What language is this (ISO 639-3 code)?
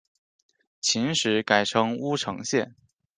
zho